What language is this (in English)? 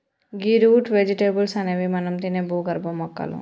Telugu